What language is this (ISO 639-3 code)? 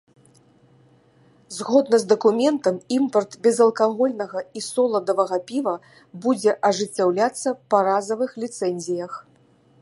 bel